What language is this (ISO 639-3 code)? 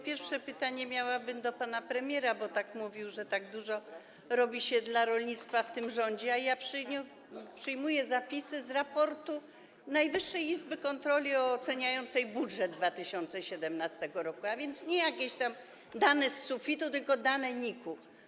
pol